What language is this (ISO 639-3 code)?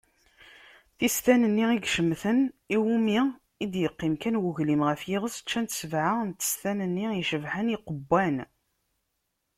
kab